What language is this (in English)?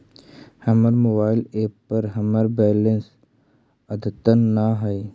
Magahi